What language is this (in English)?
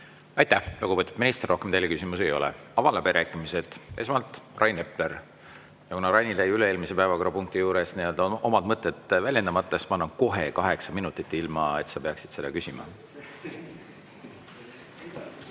Estonian